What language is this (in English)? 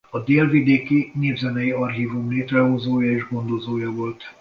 Hungarian